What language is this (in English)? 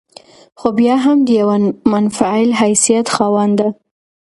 Pashto